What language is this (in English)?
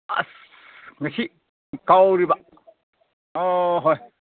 Manipuri